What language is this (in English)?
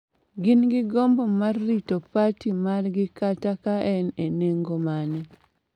Luo (Kenya and Tanzania)